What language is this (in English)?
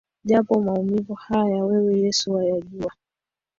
Swahili